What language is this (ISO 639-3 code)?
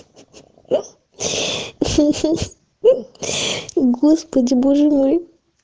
rus